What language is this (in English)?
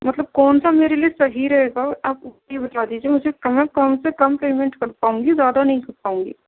Urdu